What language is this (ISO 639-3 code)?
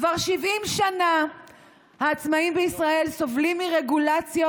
heb